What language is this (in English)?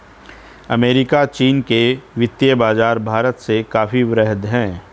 Hindi